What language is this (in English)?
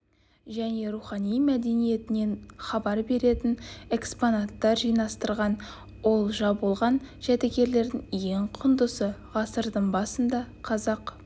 Kazakh